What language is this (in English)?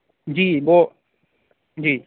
Urdu